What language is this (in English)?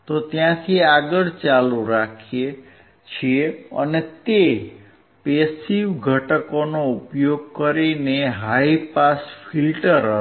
Gujarati